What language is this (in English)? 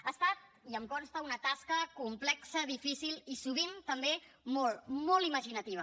Catalan